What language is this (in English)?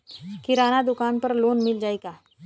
Bhojpuri